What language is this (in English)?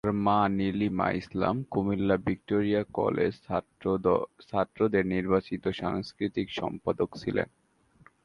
Bangla